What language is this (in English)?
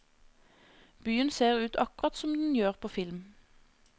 Norwegian